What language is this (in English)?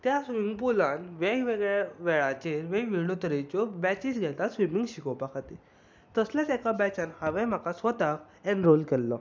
Konkani